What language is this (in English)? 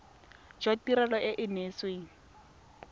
Tswana